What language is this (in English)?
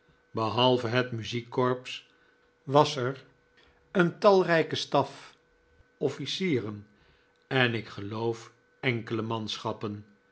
Dutch